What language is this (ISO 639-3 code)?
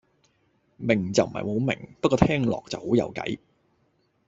yue